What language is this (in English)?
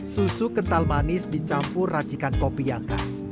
Indonesian